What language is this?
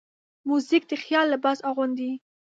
Pashto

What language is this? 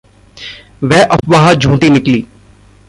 Hindi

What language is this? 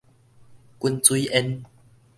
Min Nan Chinese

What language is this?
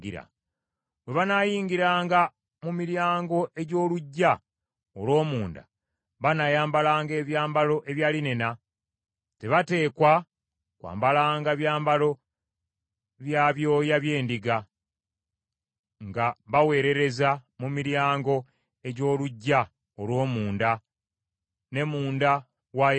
Ganda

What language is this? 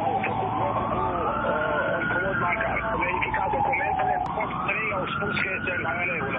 Romanian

